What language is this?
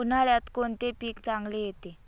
Marathi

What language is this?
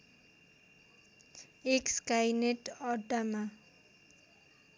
Nepali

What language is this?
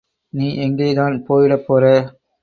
Tamil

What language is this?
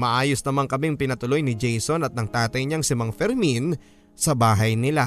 Filipino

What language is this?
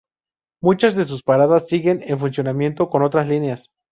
Spanish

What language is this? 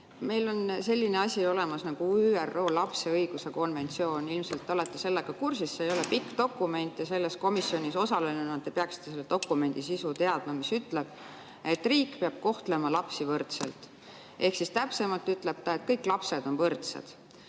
Estonian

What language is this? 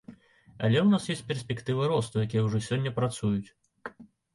Belarusian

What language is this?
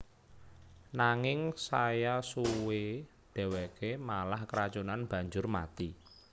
Javanese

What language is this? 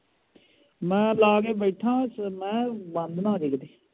Punjabi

